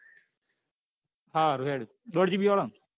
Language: Gujarati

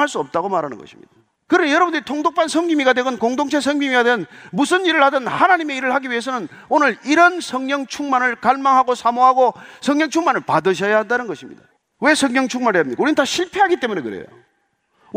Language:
Korean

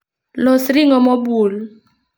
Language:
Luo (Kenya and Tanzania)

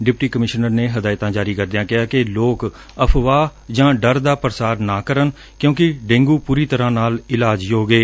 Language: Punjabi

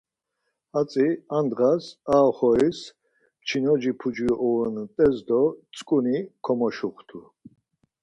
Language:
Laz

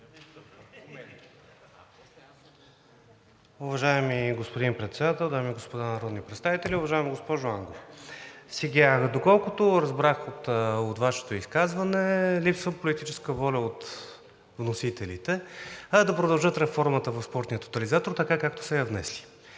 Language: Bulgarian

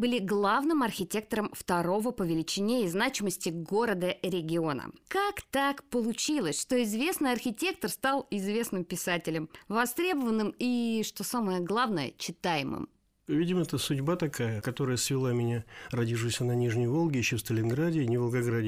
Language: Russian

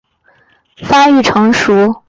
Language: Chinese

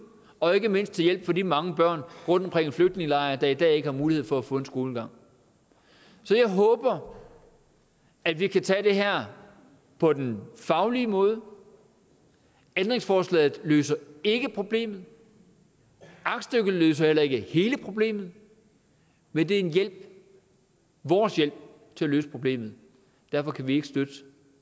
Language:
Danish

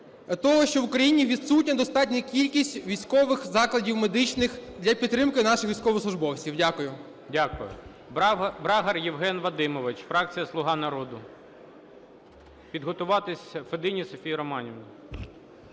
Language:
Ukrainian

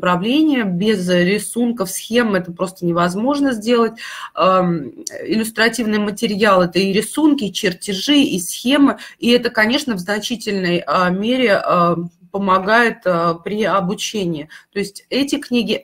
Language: Russian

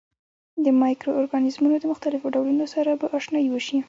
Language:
Pashto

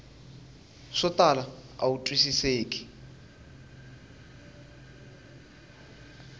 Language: Tsonga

